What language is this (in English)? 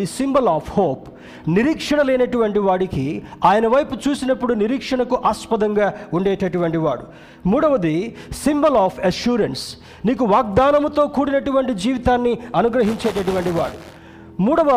Telugu